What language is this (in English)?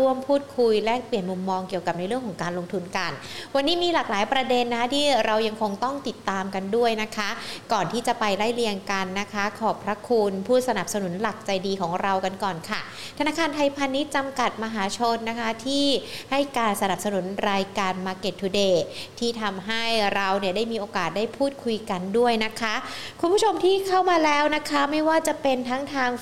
Thai